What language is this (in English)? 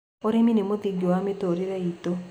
Kikuyu